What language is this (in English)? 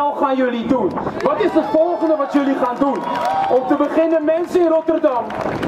Dutch